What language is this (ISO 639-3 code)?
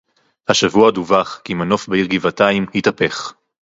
heb